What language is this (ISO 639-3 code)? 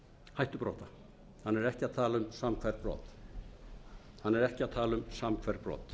isl